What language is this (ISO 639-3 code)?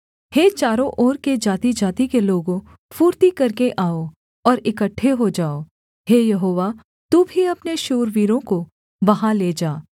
hin